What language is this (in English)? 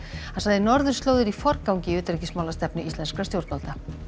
Icelandic